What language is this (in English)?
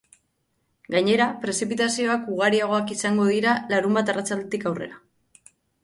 Basque